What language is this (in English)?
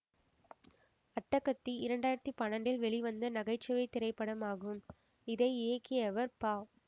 Tamil